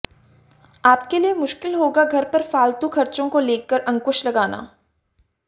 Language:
Hindi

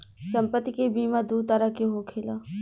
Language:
Bhojpuri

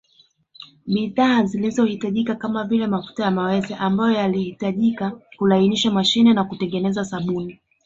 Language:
Swahili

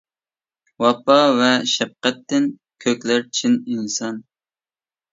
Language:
Uyghur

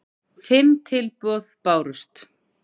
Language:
Icelandic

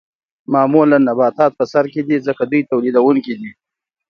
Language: Pashto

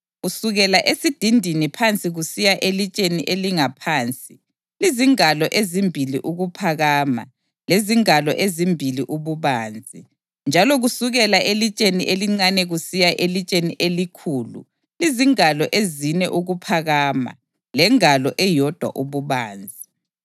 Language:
North Ndebele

